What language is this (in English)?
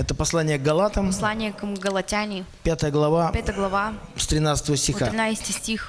Russian